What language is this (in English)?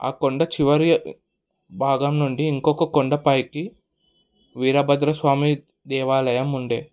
Telugu